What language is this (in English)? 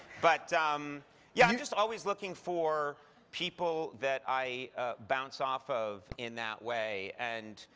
English